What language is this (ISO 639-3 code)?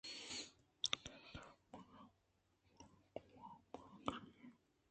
bgp